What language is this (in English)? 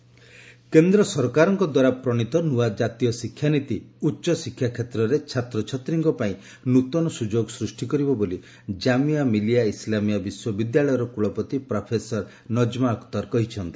Odia